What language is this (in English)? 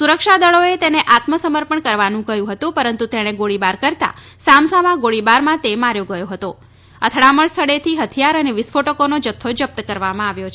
Gujarati